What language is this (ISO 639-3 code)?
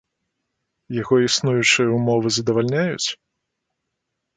bel